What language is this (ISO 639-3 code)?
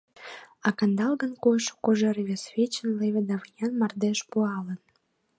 chm